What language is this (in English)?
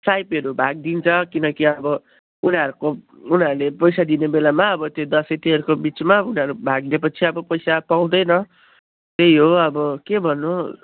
Nepali